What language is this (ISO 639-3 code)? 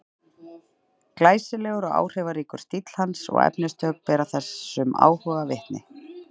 isl